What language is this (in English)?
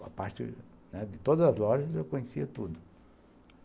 Portuguese